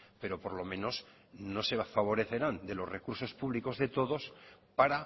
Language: Spanish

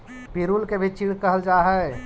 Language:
Magahi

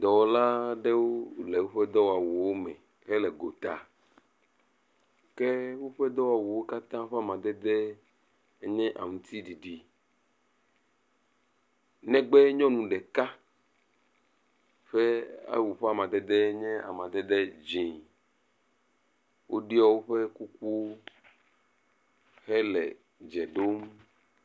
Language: Ewe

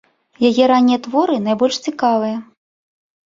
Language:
Belarusian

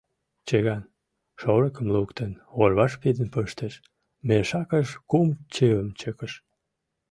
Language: Mari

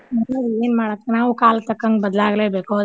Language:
Kannada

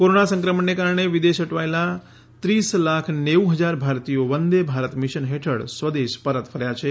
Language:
Gujarati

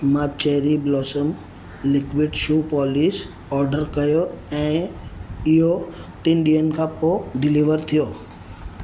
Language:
Sindhi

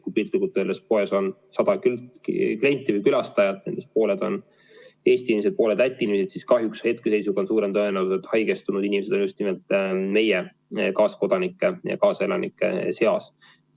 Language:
Estonian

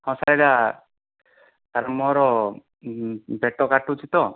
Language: Odia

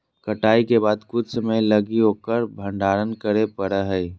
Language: Magahi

